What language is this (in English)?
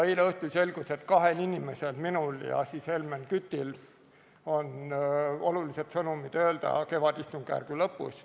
Estonian